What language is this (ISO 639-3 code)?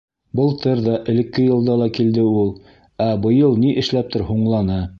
bak